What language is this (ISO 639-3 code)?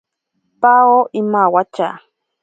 prq